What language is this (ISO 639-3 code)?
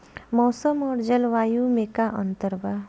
bho